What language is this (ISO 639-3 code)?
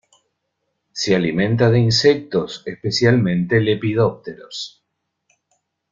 spa